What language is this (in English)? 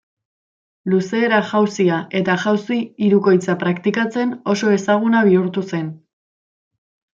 Basque